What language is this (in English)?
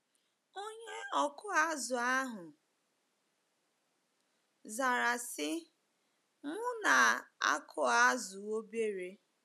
Igbo